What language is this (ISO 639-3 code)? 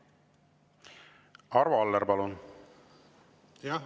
est